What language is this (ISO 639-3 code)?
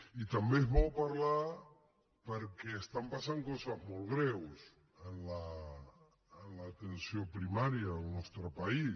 cat